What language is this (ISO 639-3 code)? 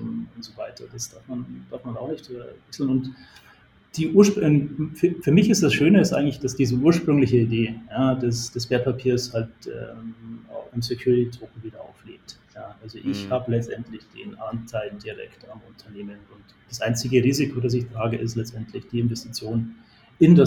deu